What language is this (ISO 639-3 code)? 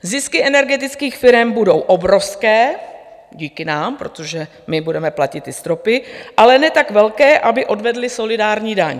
ces